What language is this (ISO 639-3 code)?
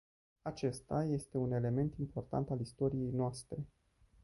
ron